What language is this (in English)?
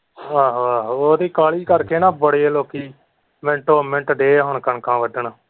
Punjabi